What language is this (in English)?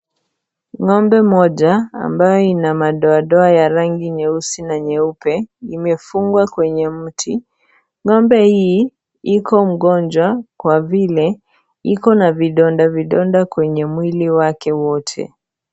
Swahili